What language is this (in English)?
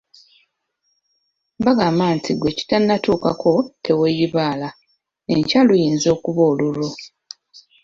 Ganda